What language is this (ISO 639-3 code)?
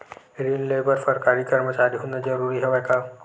hne